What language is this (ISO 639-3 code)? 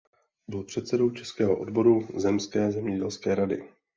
ces